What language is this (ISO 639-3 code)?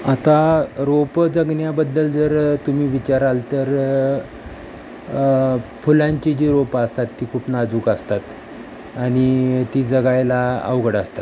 mar